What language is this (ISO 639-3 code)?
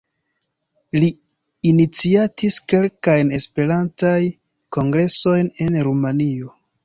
epo